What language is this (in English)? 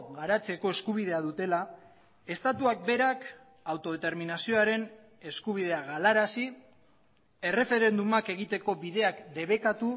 Basque